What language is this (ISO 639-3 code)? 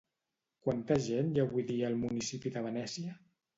cat